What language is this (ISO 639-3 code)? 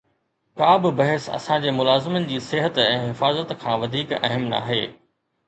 snd